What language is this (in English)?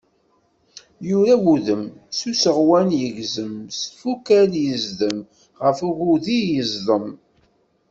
Kabyle